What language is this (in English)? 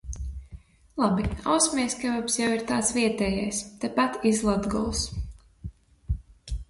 Latvian